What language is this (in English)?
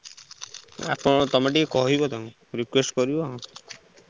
Odia